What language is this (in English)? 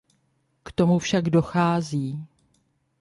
Czech